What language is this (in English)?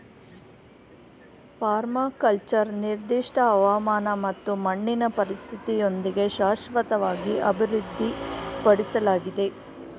Kannada